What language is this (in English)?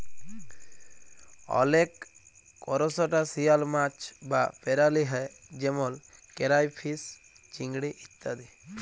Bangla